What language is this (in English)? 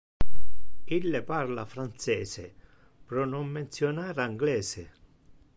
Interlingua